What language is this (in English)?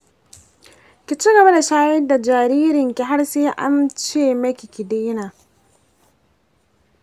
Hausa